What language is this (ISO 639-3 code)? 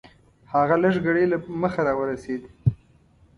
pus